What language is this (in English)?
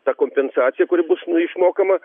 Lithuanian